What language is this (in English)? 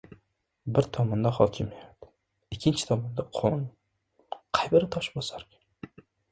Uzbek